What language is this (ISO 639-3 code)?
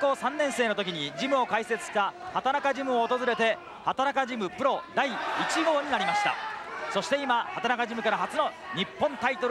jpn